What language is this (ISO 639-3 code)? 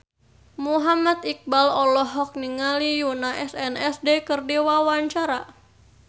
sun